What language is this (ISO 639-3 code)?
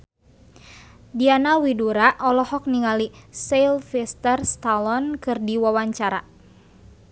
sun